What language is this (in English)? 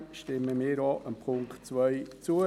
Swiss German